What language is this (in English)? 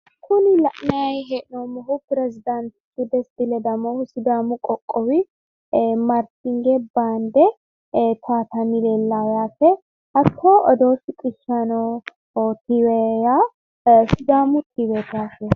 Sidamo